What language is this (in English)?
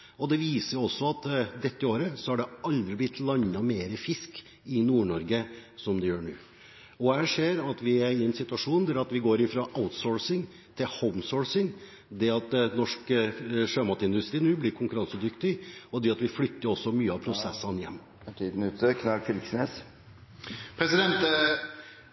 Norwegian Bokmål